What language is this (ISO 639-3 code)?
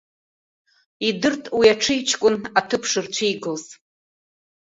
abk